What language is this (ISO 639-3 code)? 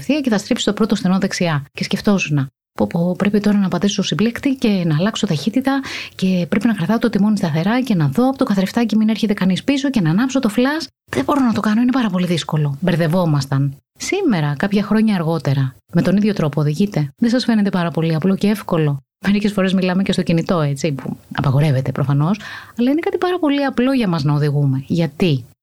ell